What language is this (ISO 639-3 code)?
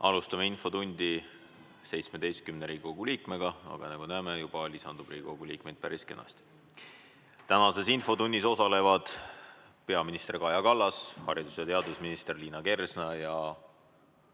est